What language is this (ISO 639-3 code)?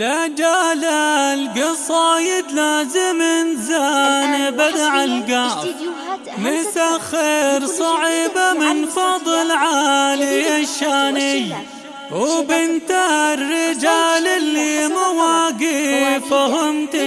ara